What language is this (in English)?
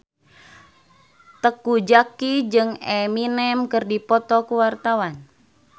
Sundanese